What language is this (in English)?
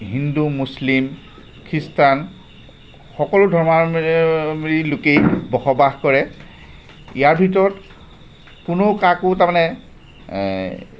Assamese